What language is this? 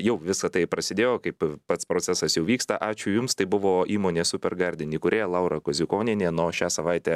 Lithuanian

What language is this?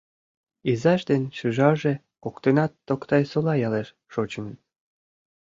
Mari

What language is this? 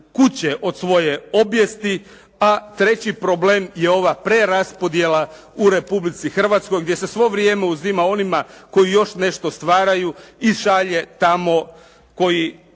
Croatian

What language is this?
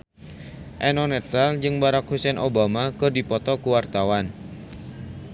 Sundanese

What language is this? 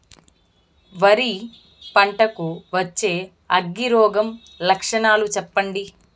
Telugu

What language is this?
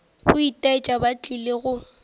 Northern Sotho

